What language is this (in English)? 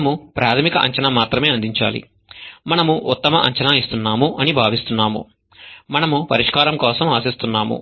Telugu